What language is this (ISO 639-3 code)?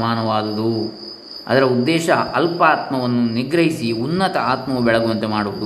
kan